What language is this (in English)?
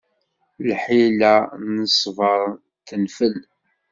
Kabyle